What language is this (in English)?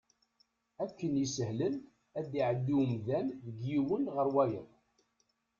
Kabyle